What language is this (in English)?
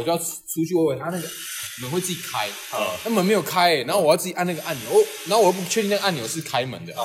Chinese